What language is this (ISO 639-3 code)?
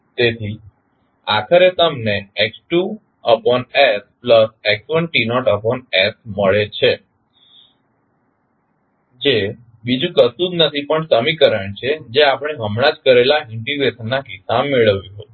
guj